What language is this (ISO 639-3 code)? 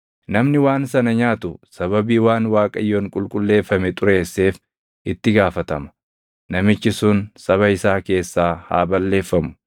orm